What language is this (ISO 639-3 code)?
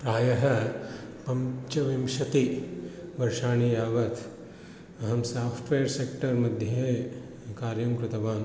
san